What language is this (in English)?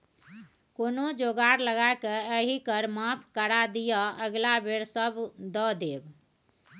Maithili